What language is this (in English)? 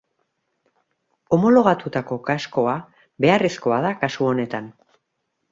Basque